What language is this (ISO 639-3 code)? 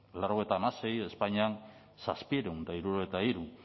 eus